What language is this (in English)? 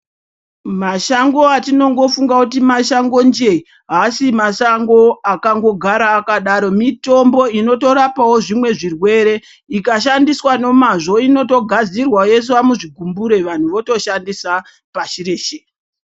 Ndau